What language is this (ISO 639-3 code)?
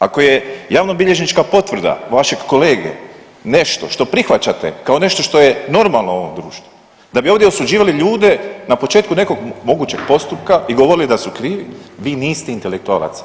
hrv